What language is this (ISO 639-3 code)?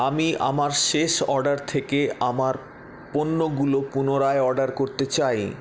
ben